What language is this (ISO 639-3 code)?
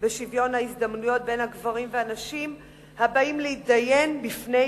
heb